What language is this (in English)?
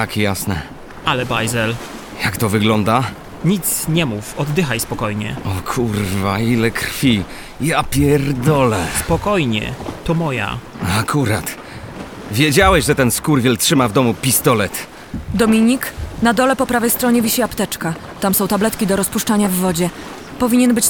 Polish